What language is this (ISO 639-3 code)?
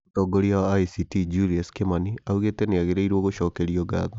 kik